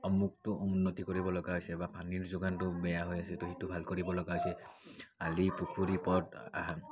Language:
Assamese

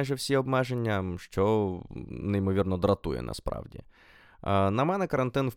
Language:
Ukrainian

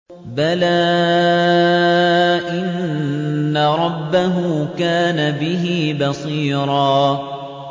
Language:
Arabic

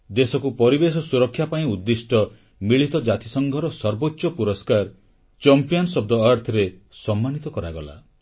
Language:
Odia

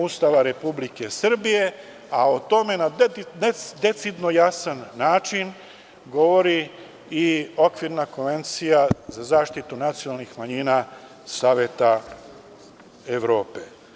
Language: Serbian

